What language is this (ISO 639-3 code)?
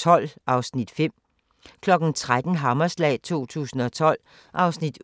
dan